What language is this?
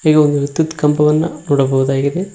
Kannada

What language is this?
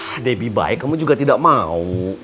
Indonesian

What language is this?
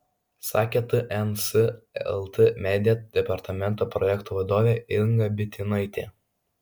Lithuanian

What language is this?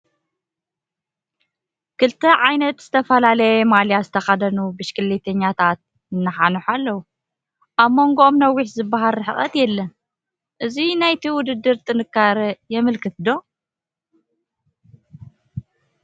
Tigrinya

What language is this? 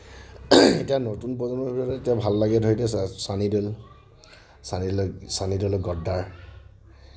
Assamese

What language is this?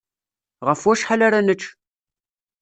Kabyle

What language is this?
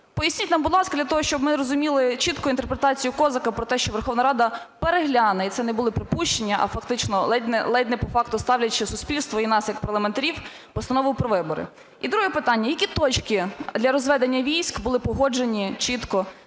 Ukrainian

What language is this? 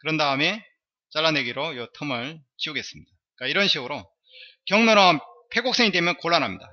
Korean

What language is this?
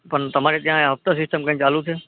Gujarati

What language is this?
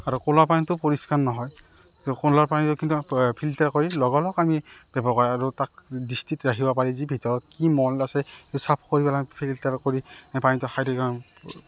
Assamese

